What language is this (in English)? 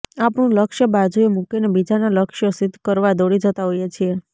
Gujarati